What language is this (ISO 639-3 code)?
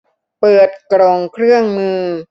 tha